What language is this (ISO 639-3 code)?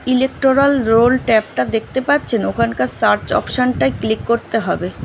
ben